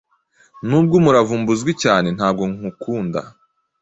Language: Kinyarwanda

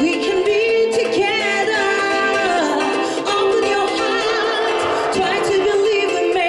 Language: Romanian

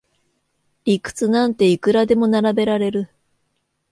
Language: Japanese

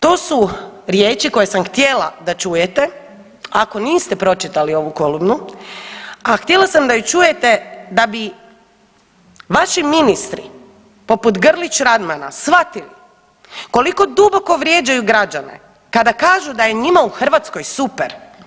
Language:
Croatian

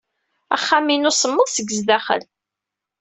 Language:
Kabyle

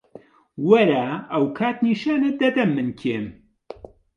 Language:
Central Kurdish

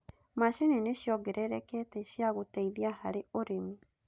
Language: Kikuyu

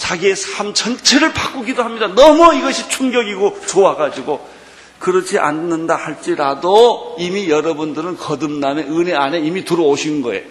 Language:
Korean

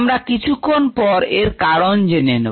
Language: Bangla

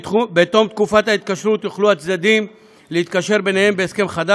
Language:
Hebrew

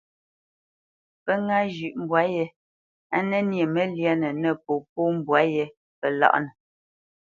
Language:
Bamenyam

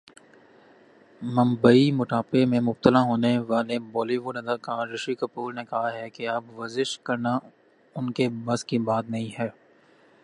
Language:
Urdu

